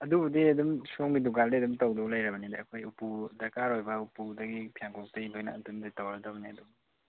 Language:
Manipuri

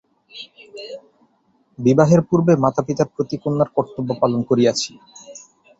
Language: Bangla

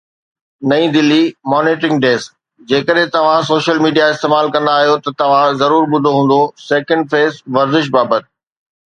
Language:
Sindhi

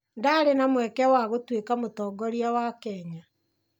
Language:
Kikuyu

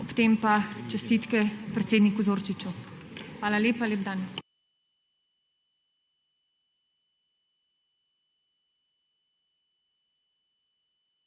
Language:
Slovenian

